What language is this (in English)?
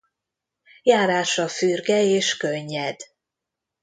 Hungarian